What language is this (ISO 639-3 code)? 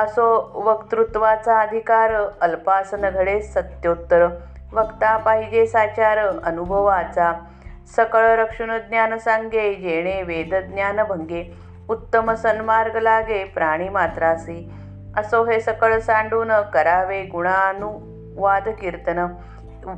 mar